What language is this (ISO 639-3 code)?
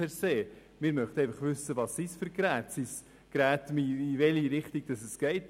gsw